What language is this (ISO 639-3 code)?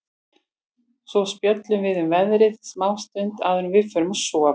isl